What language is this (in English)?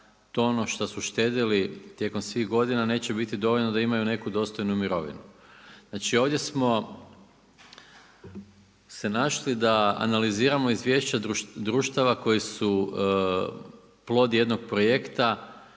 Croatian